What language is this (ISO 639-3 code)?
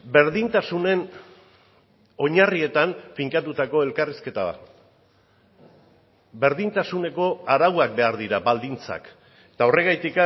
eus